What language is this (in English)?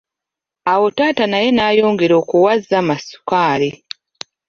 Ganda